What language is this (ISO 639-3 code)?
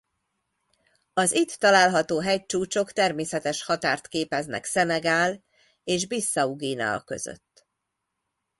hun